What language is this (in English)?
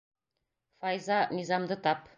Bashkir